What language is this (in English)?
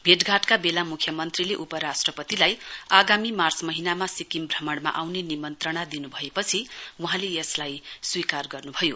Nepali